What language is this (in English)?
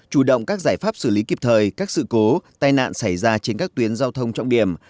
Vietnamese